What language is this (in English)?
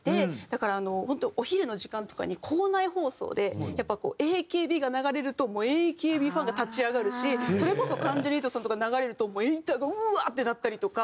Japanese